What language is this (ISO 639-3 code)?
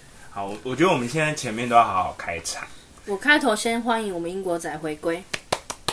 zho